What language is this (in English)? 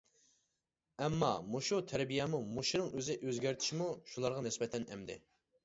Uyghur